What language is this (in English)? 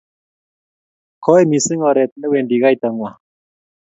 Kalenjin